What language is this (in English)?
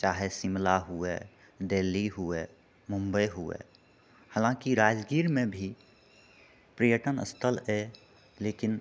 Maithili